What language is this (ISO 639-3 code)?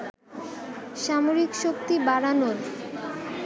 ben